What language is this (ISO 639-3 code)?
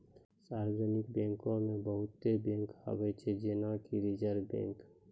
mai